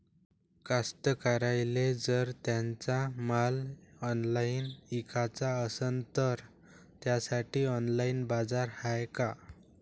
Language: Marathi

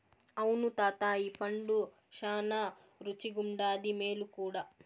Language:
Telugu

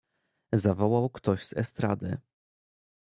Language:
Polish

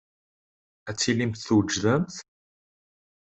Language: Kabyle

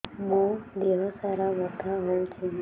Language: Odia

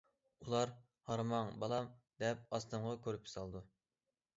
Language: Uyghur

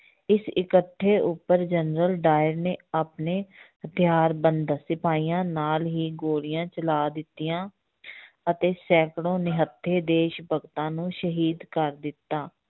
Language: Punjabi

